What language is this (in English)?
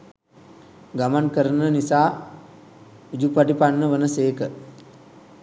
Sinhala